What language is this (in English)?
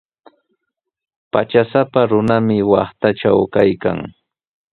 Sihuas Ancash Quechua